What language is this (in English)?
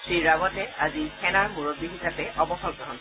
Assamese